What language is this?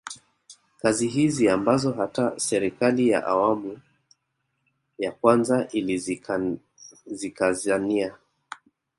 Swahili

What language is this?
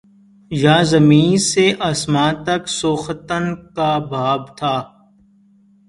Urdu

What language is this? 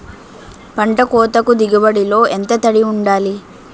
Telugu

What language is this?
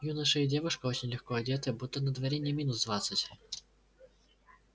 Russian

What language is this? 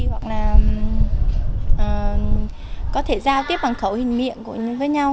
Vietnamese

